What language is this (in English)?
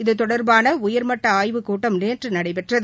Tamil